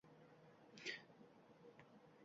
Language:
Uzbek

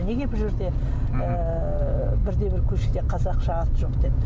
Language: Kazakh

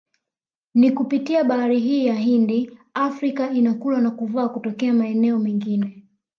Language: Swahili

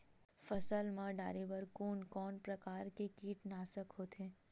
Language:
Chhattisgarhi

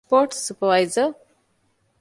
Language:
Divehi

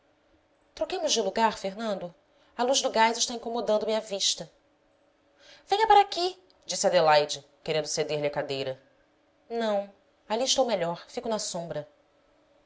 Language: Portuguese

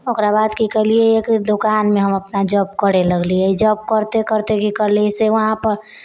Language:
Maithili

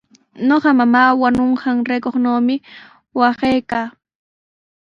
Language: Sihuas Ancash Quechua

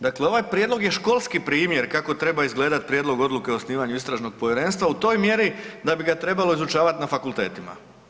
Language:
Croatian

